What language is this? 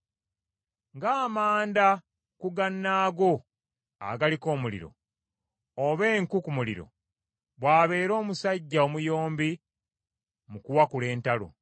Ganda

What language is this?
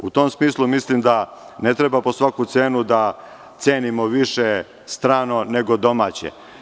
Serbian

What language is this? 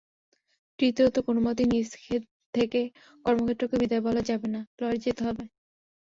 Bangla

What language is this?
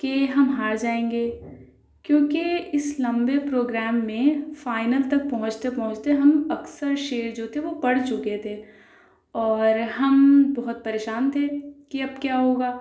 Urdu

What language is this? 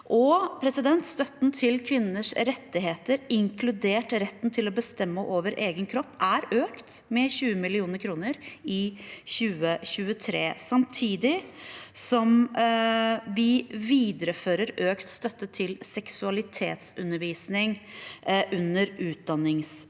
Norwegian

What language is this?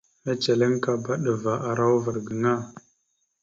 Mada (Cameroon)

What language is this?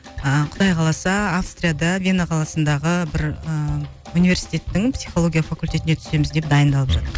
Kazakh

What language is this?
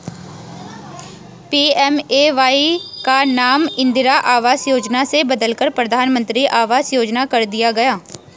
Hindi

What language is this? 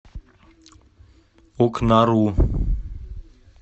Russian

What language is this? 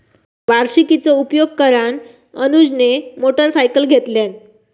Marathi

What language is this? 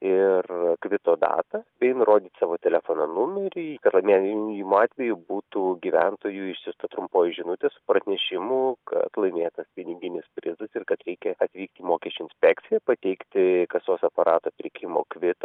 Lithuanian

